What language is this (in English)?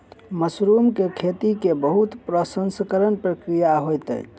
Maithili